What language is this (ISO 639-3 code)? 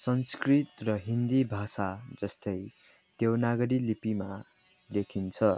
nep